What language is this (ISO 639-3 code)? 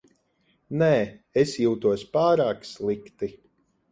lav